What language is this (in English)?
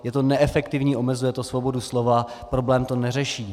Czech